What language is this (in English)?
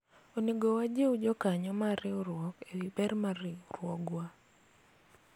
Luo (Kenya and Tanzania)